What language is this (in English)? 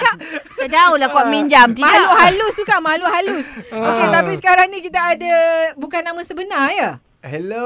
Malay